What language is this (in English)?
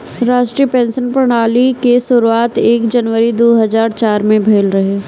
Bhojpuri